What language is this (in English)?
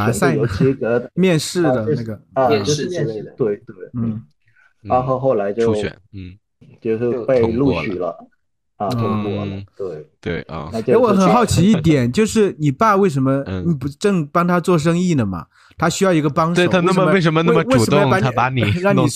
Chinese